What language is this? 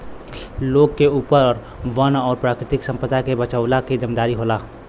Bhojpuri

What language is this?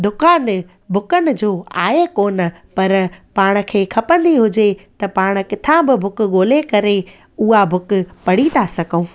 Sindhi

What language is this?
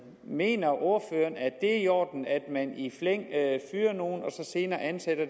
Danish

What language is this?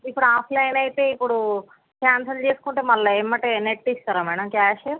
Telugu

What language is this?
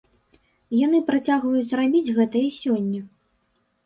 Belarusian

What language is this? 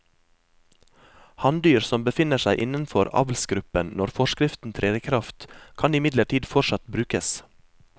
Norwegian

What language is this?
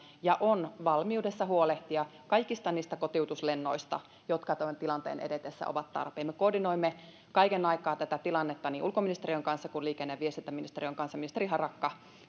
Finnish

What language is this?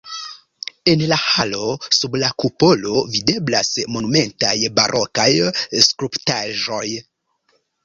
Esperanto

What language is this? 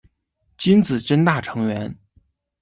Chinese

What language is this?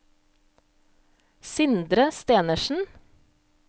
Norwegian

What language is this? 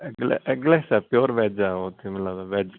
Punjabi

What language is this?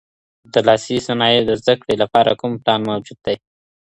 Pashto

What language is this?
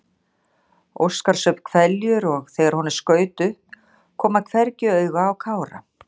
Icelandic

